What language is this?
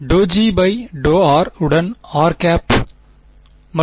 Tamil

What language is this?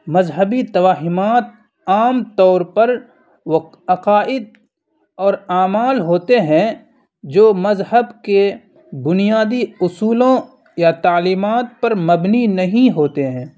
Urdu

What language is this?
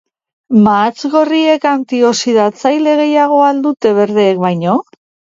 Basque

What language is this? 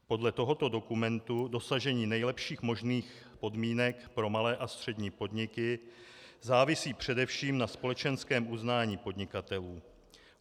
Czech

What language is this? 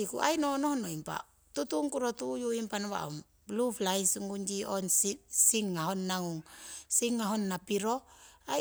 Siwai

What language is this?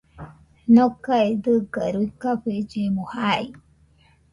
Nüpode Huitoto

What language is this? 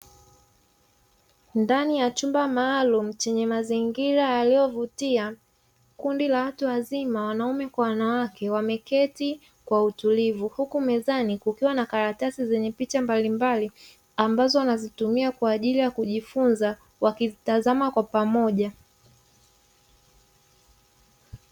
Swahili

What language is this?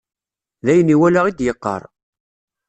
Kabyle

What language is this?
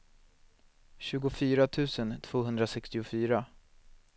Swedish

